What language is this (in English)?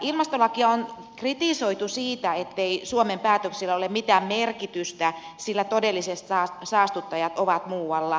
Finnish